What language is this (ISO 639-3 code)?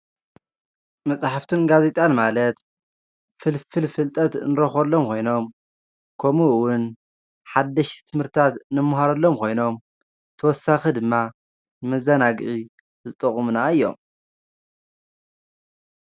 tir